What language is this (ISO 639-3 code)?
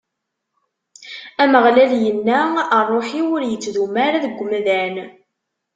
kab